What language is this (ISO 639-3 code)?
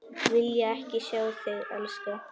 isl